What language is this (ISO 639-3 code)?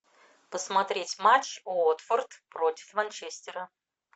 rus